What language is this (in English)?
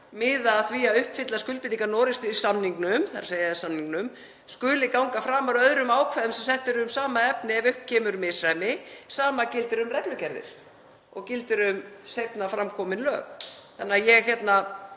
Icelandic